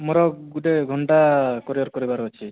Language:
Odia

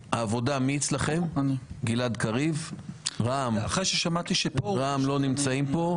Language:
Hebrew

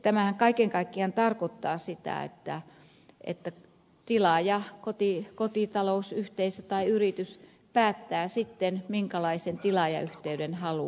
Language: Finnish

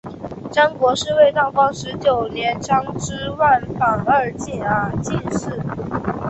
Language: Chinese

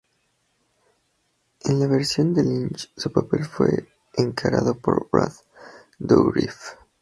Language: Spanish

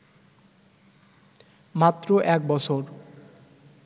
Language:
Bangla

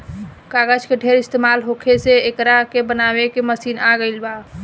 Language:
Bhojpuri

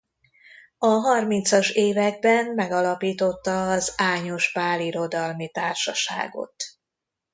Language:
Hungarian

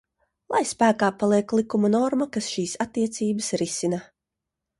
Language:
Latvian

